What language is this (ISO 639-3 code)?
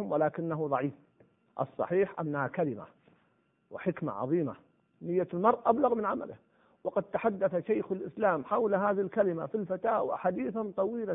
ara